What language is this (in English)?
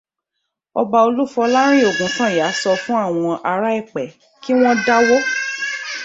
Yoruba